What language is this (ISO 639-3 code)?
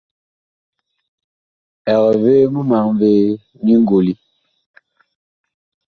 bkh